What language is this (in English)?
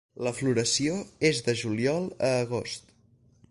Catalan